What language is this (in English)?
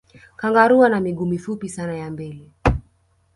Swahili